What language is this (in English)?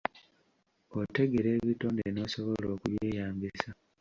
Ganda